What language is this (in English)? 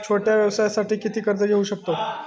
Marathi